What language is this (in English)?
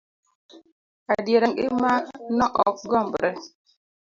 Luo (Kenya and Tanzania)